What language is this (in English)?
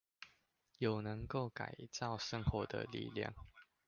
Chinese